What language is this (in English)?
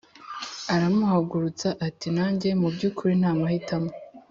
Kinyarwanda